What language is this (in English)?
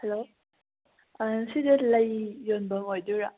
Manipuri